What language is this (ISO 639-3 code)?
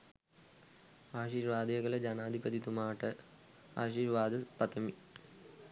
sin